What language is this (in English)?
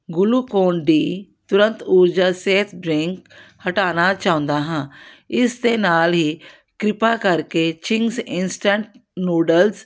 Punjabi